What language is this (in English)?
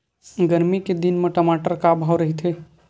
Chhattisgarhi